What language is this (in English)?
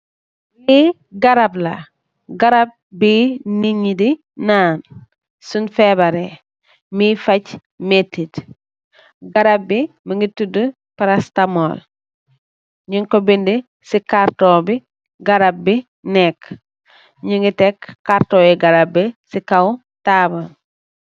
Wolof